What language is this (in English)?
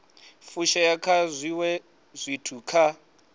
Venda